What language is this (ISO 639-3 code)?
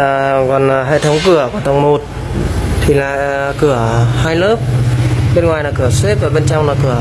vie